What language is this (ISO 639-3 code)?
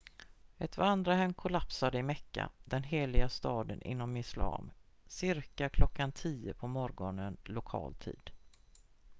swe